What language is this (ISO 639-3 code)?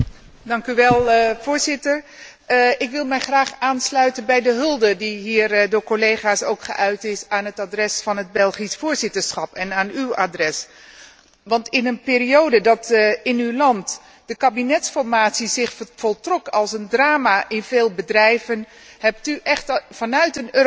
nld